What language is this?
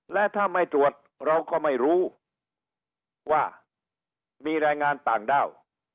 Thai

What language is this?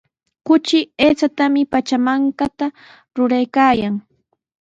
Sihuas Ancash Quechua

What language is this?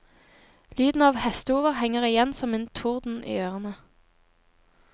Norwegian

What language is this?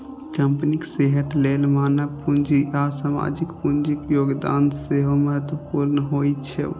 Maithili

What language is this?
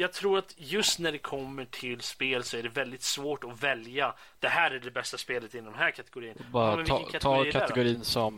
Swedish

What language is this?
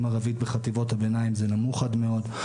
Hebrew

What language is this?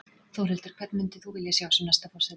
Icelandic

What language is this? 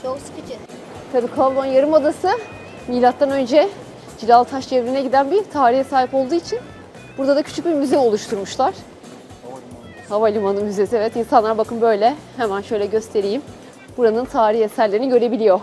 Turkish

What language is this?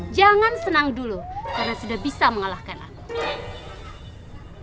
Indonesian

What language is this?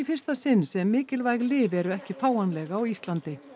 Icelandic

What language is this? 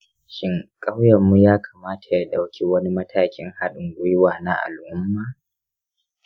Hausa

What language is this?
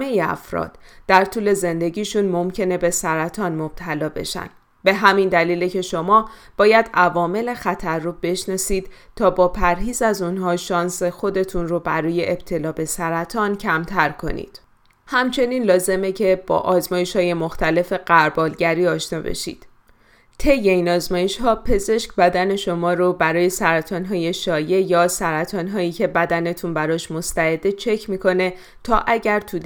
Persian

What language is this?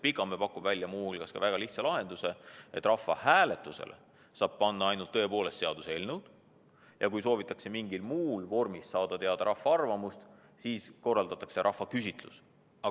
Estonian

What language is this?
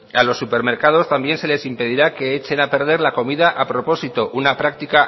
Spanish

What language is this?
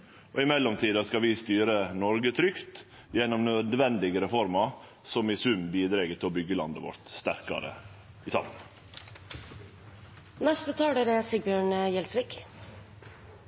Norwegian Nynorsk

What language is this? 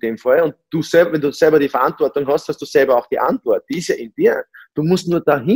German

